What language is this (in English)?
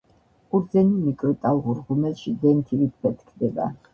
Georgian